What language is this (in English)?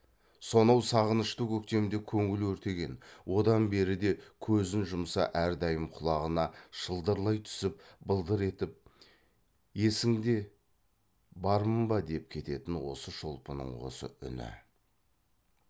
Kazakh